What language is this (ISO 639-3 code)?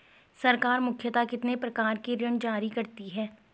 hin